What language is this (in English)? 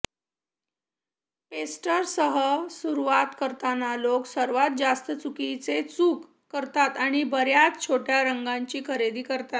Marathi